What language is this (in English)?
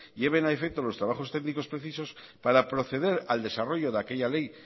Spanish